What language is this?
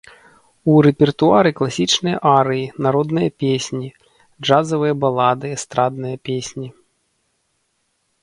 Belarusian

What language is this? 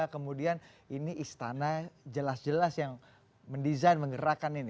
Indonesian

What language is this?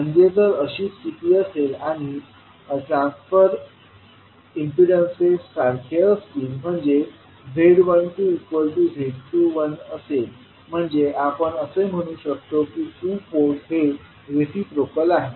Marathi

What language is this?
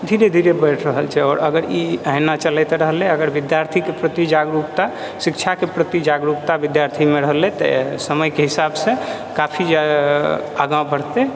Maithili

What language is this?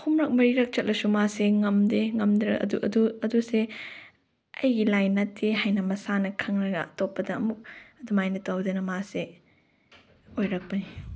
Manipuri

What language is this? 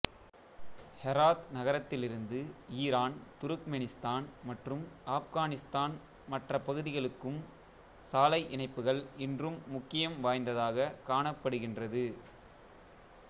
Tamil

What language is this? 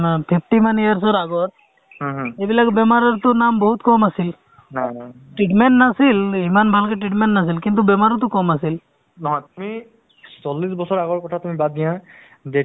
Assamese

